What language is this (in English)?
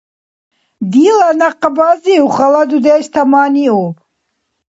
Dargwa